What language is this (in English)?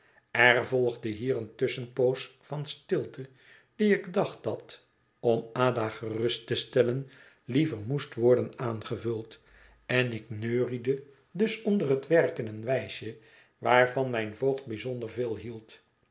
Dutch